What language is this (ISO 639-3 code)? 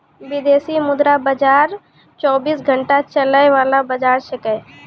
mai